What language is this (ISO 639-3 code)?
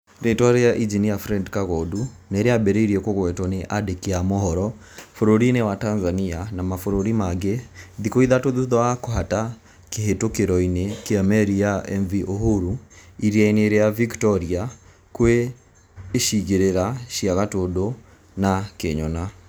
kik